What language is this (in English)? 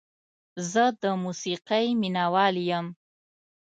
Pashto